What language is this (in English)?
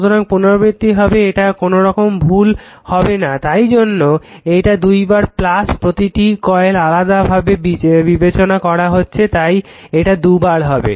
Bangla